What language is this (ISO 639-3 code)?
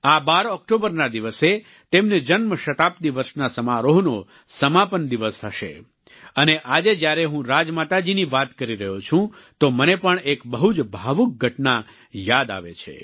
guj